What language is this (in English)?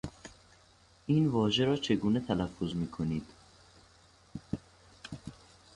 Persian